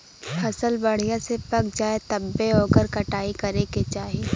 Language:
Bhojpuri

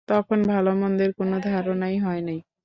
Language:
Bangla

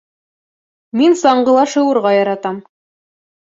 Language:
Bashkir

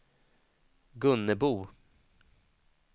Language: Swedish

